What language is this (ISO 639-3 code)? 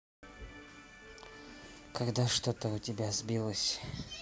rus